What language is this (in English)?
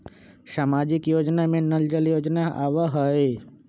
Magahi